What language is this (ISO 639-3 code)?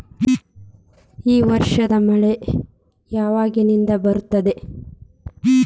kan